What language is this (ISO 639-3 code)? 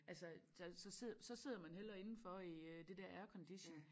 dan